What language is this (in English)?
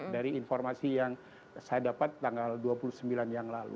Indonesian